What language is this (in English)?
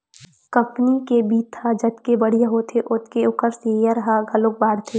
Chhattisgarhi